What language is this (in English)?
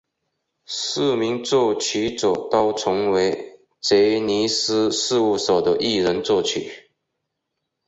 Chinese